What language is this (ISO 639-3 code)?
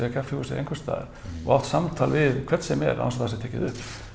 isl